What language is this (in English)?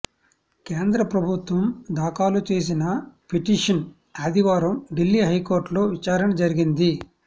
Telugu